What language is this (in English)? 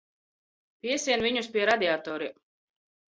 Latvian